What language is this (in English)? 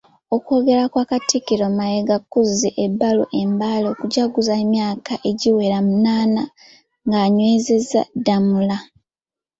Ganda